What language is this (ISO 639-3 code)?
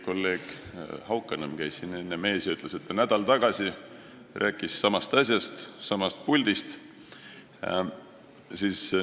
est